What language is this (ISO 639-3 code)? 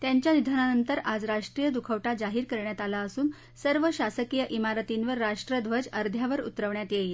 mar